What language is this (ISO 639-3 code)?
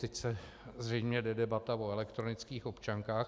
ces